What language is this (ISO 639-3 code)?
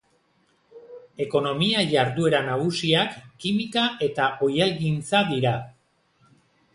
eus